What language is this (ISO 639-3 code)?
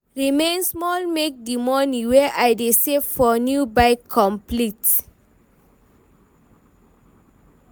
pcm